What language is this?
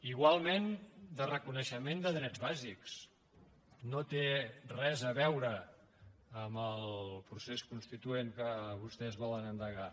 Catalan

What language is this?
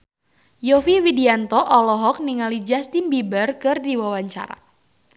Sundanese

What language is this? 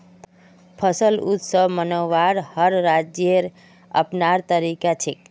Magahi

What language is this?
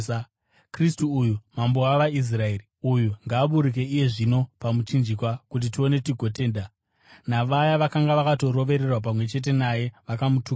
Shona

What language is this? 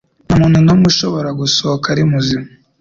Kinyarwanda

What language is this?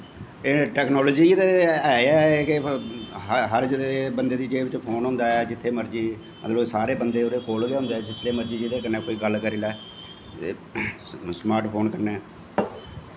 Dogri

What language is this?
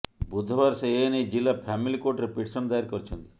Odia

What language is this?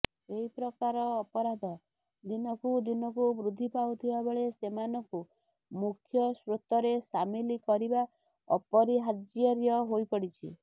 Odia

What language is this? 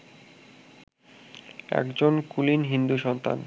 Bangla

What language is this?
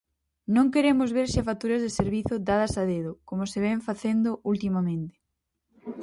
Galician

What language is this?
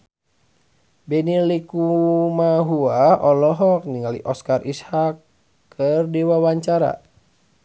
Sundanese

